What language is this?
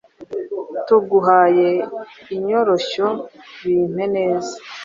Kinyarwanda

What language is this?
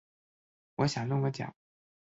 Chinese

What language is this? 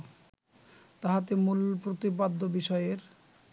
Bangla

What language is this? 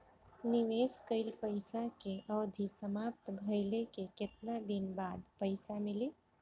Bhojpuri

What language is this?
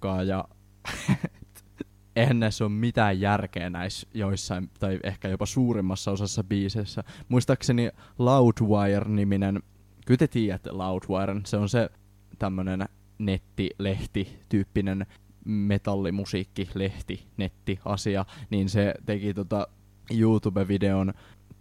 Finnish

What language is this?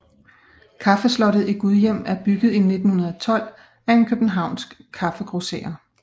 Danish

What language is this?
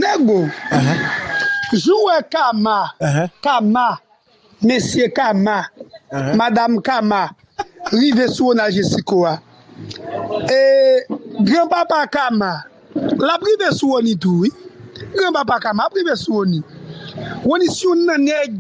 French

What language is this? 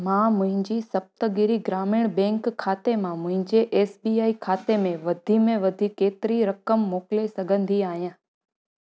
Sindhi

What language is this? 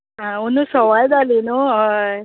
Konkani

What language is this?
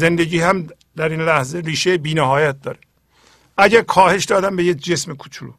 Persian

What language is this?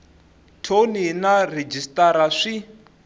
Tsonga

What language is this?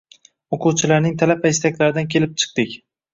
Uzbek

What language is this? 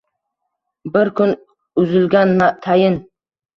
Uzbek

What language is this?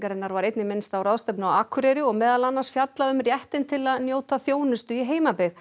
Icelandic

